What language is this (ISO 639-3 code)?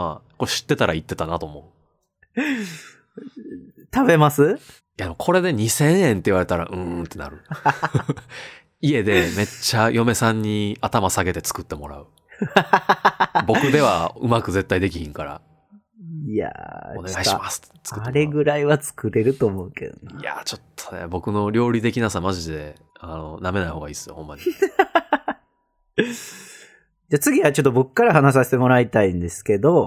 jpn